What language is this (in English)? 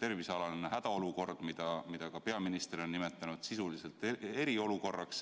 Estonian